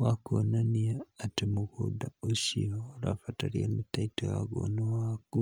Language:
Kikuyu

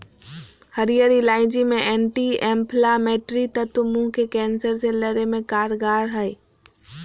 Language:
Magahi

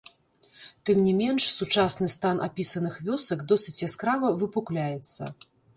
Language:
Belarusian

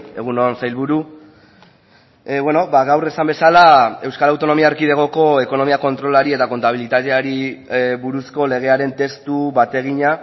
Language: Basque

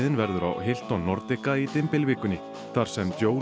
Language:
Icelandic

